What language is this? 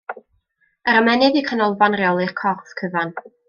Welsh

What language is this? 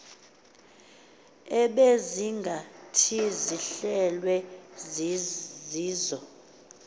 Xhosa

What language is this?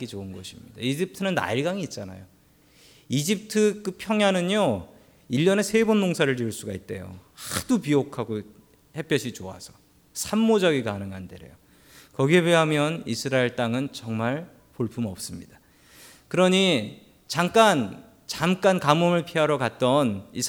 Korean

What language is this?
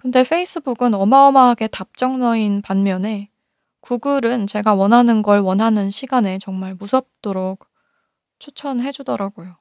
Korean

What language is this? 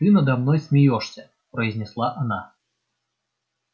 Russian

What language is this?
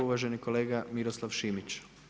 Croatian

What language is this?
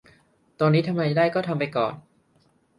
Thai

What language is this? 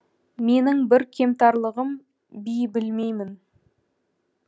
Kazakh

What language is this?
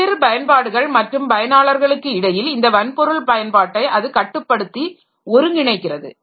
Tamil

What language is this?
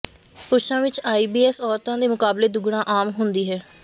Punjabi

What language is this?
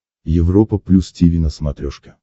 Russian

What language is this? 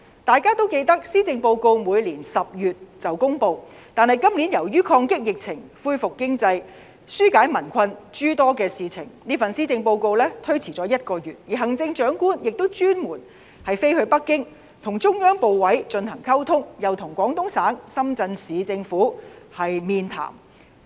Cantonese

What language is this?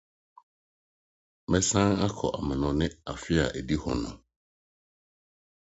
Akan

